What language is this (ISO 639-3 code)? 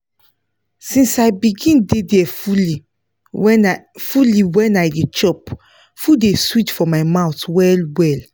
pcm